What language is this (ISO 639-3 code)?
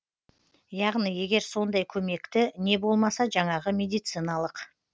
kaz